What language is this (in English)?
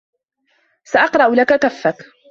Arabic